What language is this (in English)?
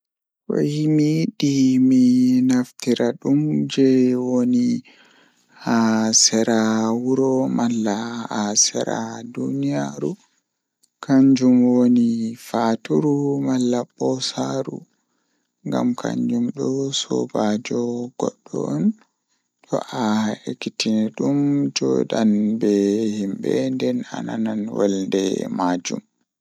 Fula